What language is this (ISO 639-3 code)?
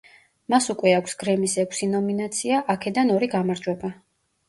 kat